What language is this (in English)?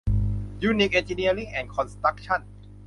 Thai